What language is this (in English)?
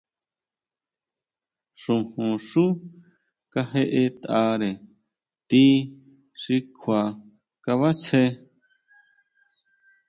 Huautla Mazatec